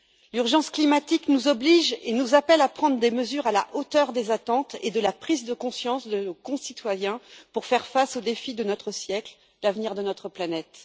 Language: French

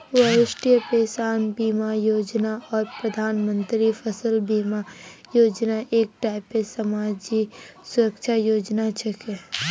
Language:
Magahi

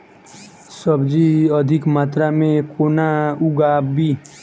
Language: Maithili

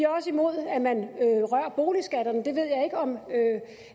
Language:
Danish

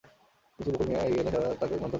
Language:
Bangla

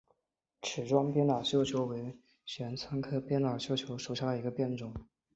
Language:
Chinese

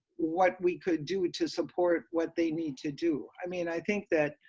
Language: English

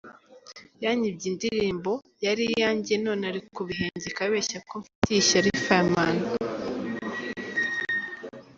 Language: Kinyarwanda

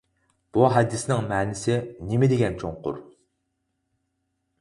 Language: Uyghur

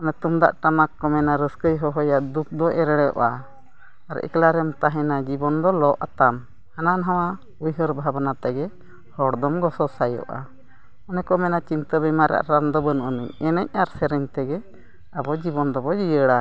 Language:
Santali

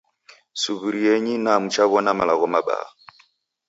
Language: Taita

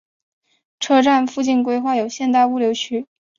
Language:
Chinese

